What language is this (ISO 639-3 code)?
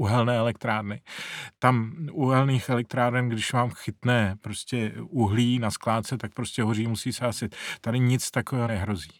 ces